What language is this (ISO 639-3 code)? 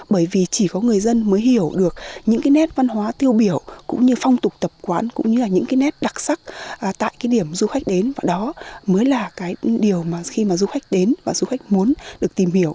vie